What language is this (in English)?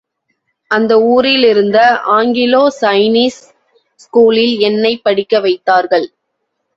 Tamil